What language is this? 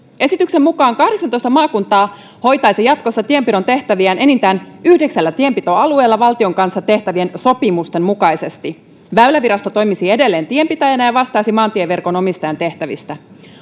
Finnish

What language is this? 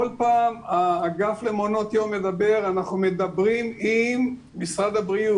Hebrew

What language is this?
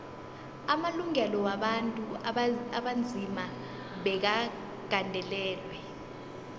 South Ndebele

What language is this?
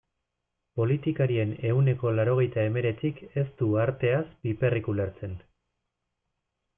Basque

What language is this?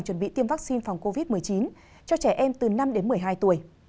Vietnamese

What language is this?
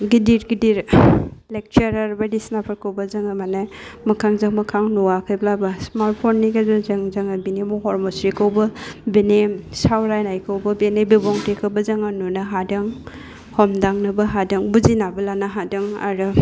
Bodo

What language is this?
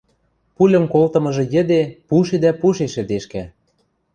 Western Mari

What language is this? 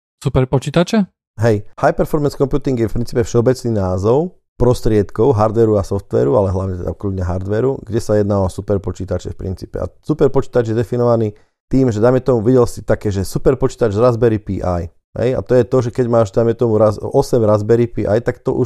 Slovak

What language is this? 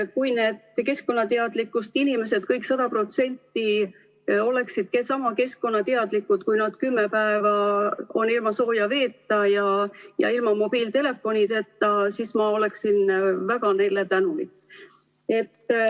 Estonian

